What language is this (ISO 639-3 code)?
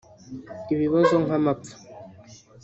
kin